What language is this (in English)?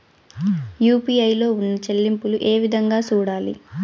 Telugu